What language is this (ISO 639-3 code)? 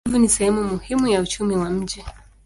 swa